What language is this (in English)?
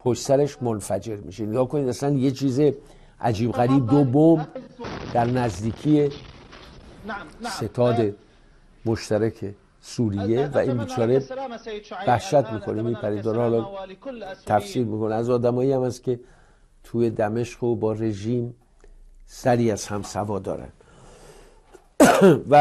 Persian